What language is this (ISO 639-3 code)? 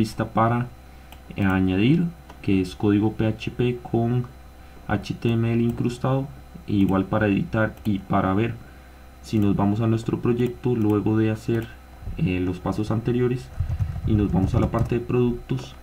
spa